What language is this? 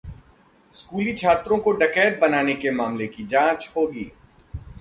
Hindi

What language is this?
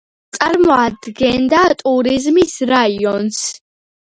Georgian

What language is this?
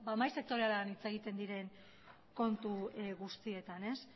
Basque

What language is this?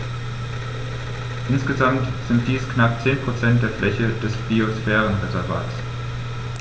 German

